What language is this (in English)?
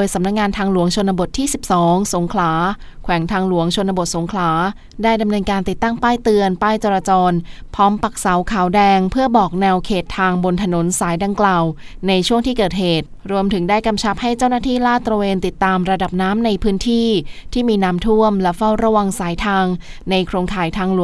Thai